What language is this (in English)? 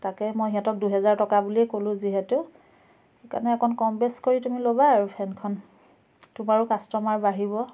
Assamese